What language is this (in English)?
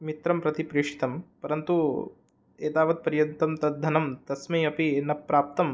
Sanskrit